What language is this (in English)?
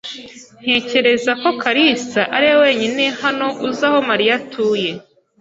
Kinyarwanda